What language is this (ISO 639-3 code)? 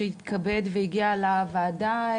heb